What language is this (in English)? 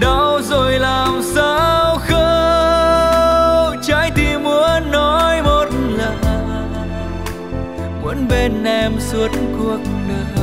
Vietnamese